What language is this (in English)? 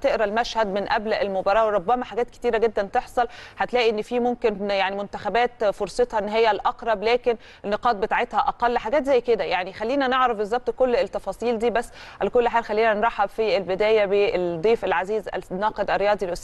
Arabic